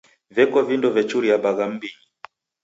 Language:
Taita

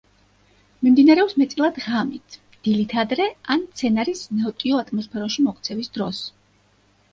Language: Georgian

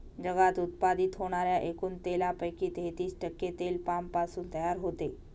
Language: Marathi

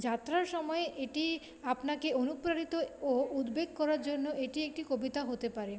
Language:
Bangla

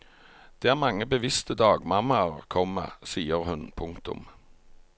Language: Norwegian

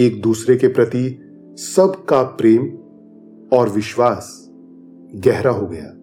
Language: Hindi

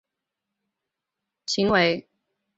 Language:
Chinese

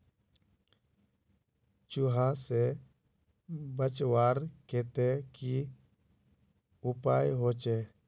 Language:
Magahi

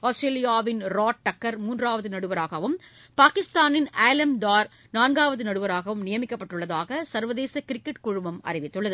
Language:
Tamil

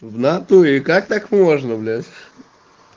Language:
Russian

